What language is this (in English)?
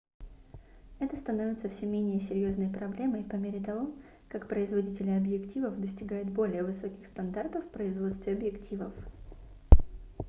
Russian